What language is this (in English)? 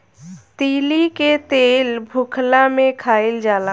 Bhojpuri